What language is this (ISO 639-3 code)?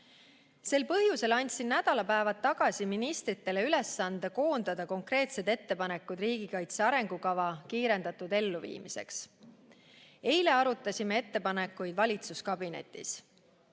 est